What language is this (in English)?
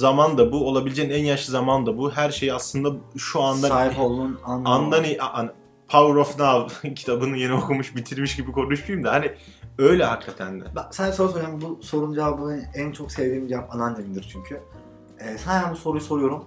Turkish